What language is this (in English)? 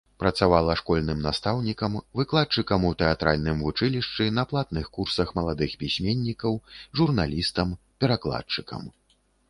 Belarusian